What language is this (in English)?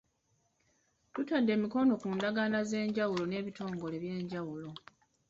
Ganda